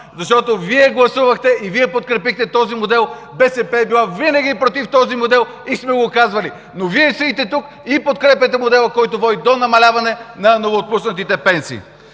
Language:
Bulgarian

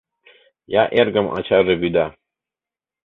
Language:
Mari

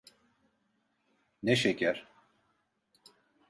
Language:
Turkish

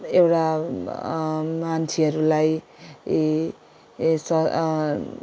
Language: Nepali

